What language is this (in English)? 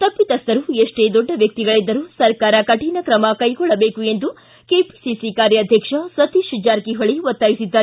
Kannada